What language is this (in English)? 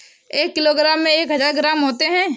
Hindi